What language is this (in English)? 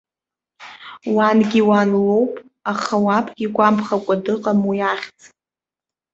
Abkhazian